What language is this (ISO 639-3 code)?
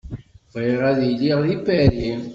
kab